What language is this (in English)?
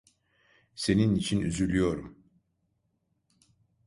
Turkish